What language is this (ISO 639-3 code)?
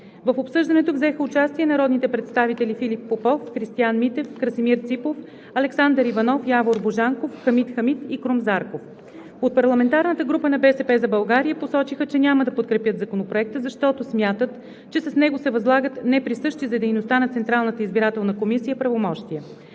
bul